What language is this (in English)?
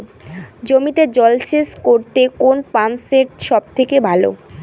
Bangla